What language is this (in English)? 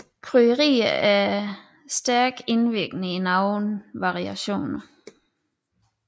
Danish